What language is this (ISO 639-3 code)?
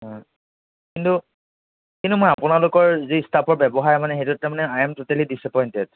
asm